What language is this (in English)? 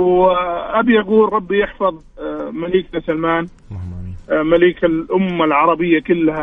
Arabic